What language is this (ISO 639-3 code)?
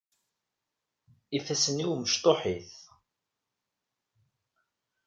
kab